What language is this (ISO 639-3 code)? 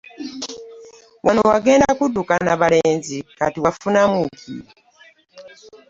lug